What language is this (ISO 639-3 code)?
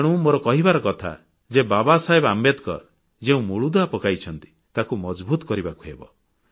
ori